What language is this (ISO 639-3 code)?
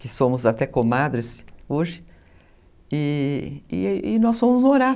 por